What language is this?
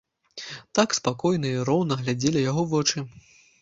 Belarusian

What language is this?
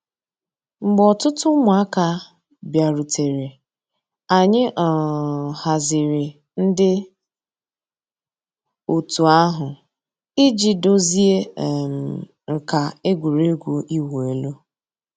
Igbo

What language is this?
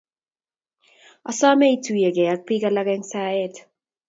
Kalenjin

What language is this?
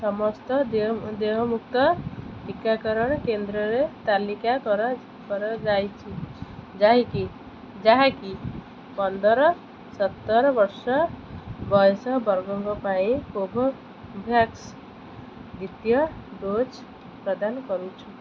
Odia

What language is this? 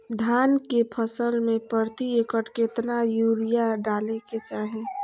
Magahi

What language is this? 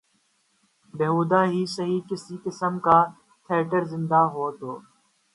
Urdu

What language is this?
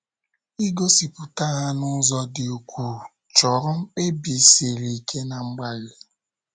Igbo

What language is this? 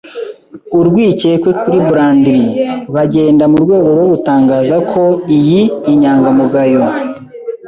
Kinyarwanda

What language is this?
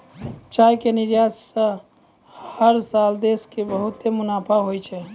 Maithili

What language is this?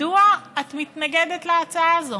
Hebrew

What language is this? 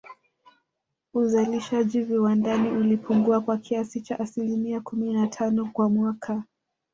Swahili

